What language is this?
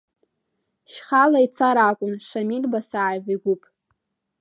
Abkhazian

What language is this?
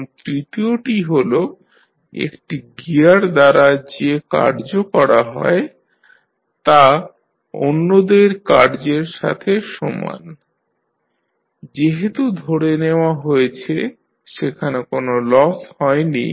Bangla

